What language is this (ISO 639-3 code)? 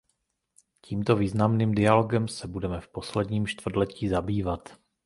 ces